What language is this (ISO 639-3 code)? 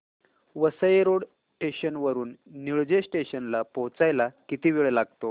mar